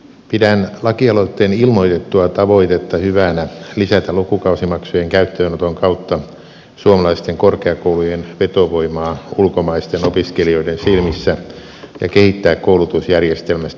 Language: Finnish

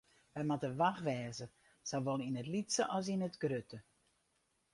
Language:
Western Frisian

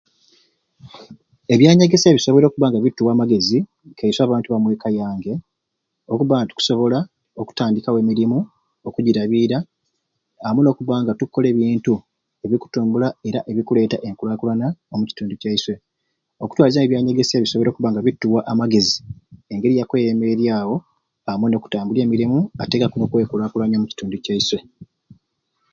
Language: Ruuli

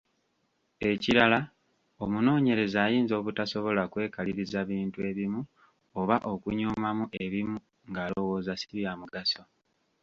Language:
Ganda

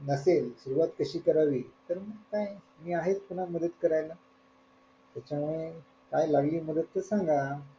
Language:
Marathi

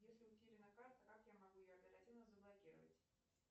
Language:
Russian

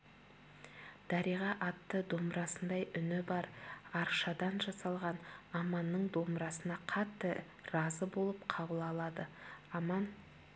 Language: Kazakh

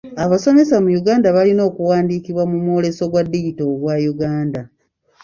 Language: Ganda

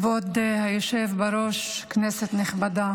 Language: Hebrew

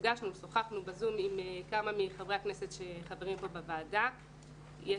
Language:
Hebrew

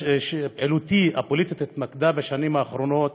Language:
Hebrew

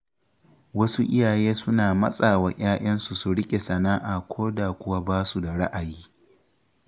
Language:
Hausa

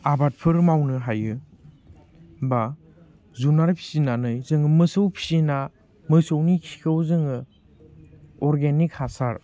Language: Bodo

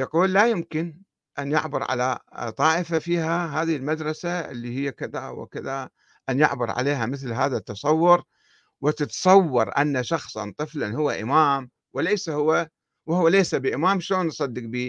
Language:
Arabic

